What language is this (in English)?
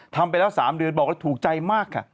Thai